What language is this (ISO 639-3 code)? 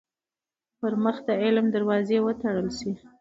pus